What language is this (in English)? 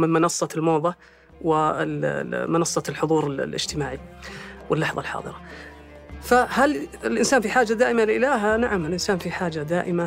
Arabic